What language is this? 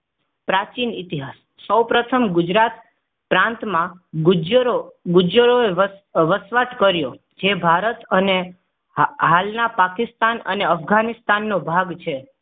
Gujarati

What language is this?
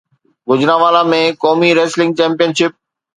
Sindhi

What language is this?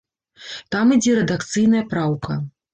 Belarusian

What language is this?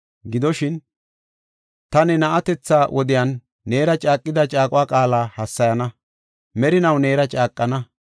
Gofa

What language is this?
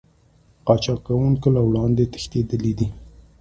Pashto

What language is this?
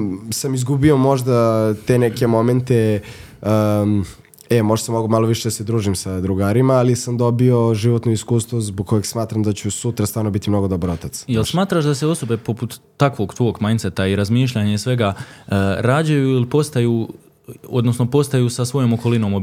Croatian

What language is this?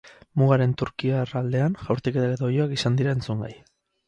Basque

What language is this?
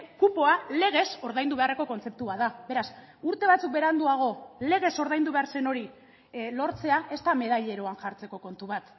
Basque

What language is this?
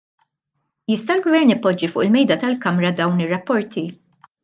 Maltese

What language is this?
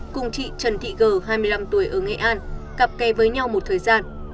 Vietnamese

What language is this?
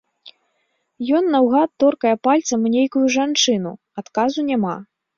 Belarusian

